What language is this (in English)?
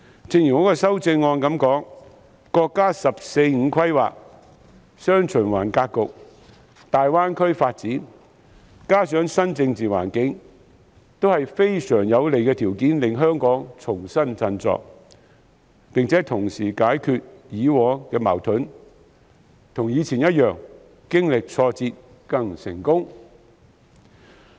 Cantonese